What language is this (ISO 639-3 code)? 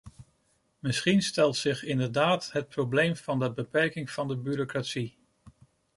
nld